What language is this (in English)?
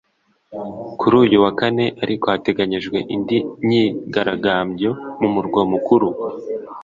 Kinyarwanda